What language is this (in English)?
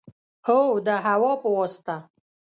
Pashto